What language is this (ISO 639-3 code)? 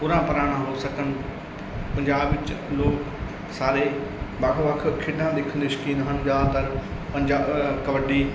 pan